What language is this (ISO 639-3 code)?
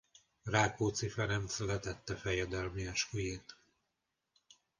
hun